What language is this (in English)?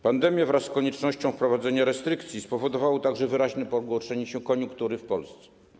Polish